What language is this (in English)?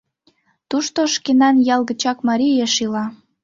Mari